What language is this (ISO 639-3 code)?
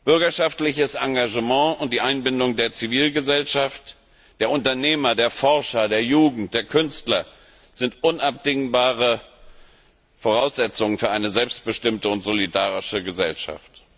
deu